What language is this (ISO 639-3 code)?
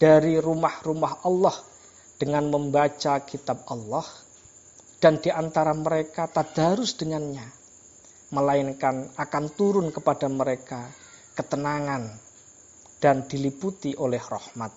ind